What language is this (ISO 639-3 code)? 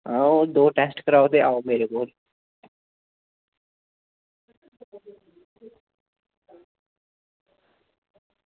doi